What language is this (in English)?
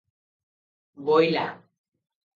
Odia